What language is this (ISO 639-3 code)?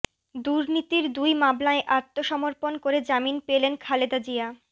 ben